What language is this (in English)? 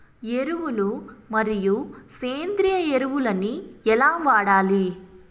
Telugu